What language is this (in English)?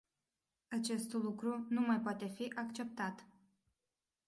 Romanian